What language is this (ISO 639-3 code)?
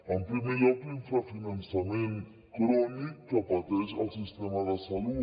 cat